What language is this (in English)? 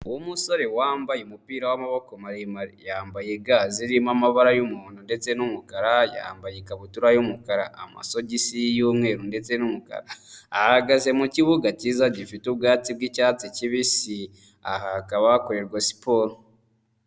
Kinyarwanda